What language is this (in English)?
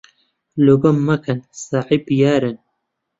Central Kurdish